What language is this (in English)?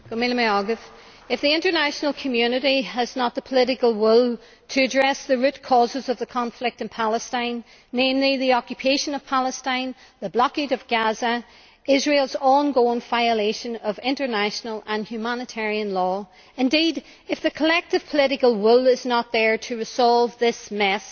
English